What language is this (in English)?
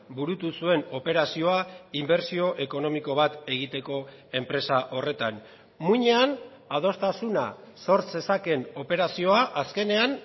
Basque